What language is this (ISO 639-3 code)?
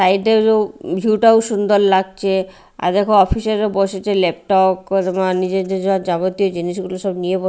ben